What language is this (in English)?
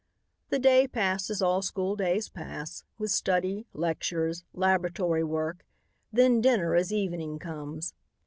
English